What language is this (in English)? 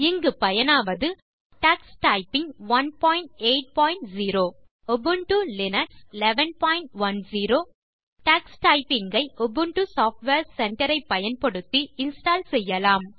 Tamil